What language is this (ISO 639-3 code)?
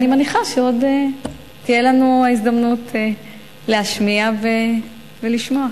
heb